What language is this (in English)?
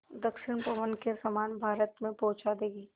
Hindi